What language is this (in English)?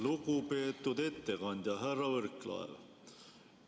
Estonian